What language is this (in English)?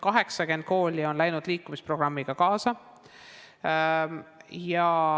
Estonian